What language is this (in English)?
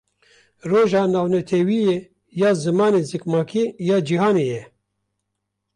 Kurdish